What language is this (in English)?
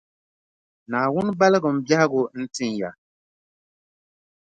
Dagbani